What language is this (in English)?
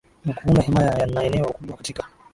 Swahili